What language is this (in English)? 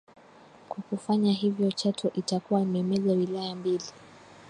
Swahili